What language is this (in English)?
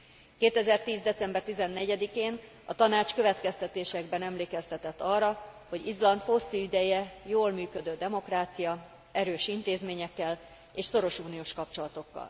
Hungarian